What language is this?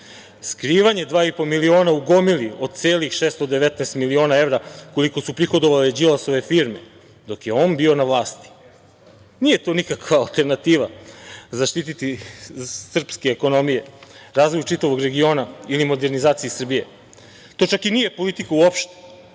Serbian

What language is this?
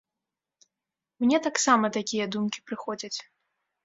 Belarusian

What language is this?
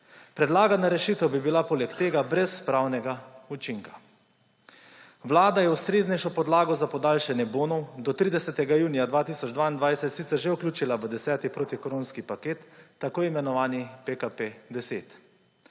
Slovenian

